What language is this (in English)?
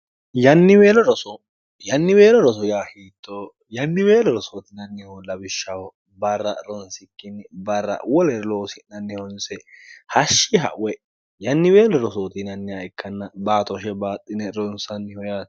Sidamo